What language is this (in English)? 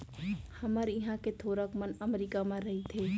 Chhattisgarhi